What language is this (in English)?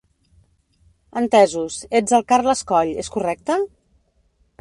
Catalan